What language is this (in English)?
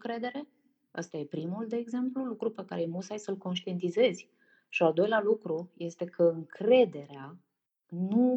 Romanian